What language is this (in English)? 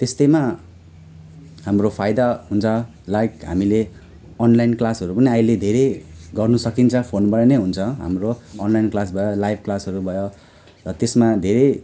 Nepali